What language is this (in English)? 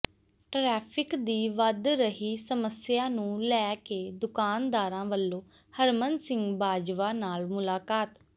Punjabi